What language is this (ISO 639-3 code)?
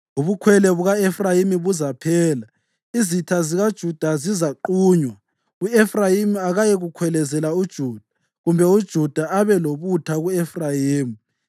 nde